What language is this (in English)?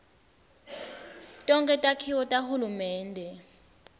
Swati